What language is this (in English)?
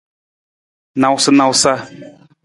Nawdm